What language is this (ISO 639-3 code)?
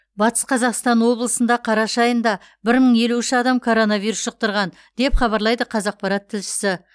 kaz